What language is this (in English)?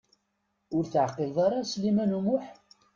Kabyle